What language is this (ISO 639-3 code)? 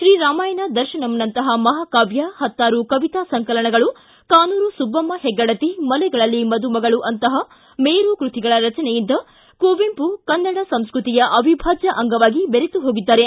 kan